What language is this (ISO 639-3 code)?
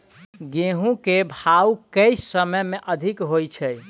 mai